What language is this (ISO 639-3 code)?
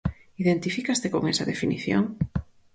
glg